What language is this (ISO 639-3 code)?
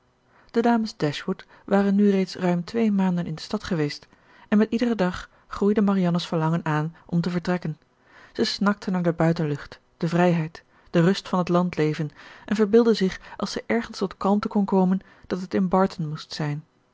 nld